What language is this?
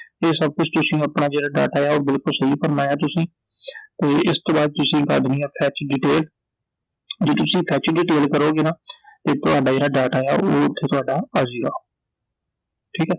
Punjabi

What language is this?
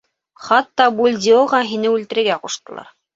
Bashkir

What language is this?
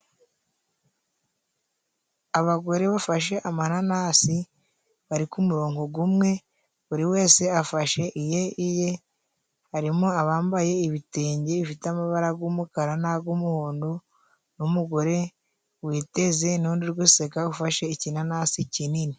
Kinyarwanda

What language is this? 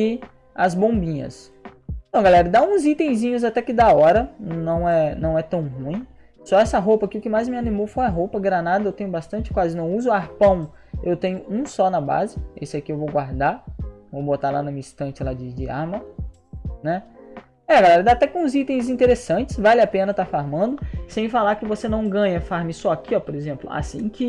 Portuguese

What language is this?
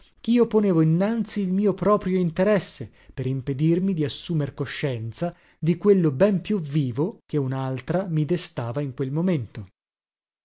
Italian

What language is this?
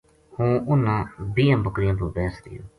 Gujari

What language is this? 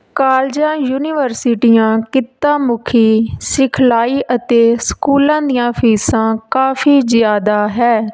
Punjabi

